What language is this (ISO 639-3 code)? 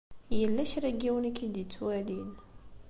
kab